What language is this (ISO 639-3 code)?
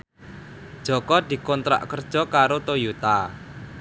jav